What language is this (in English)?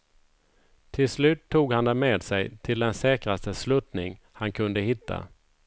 Swedish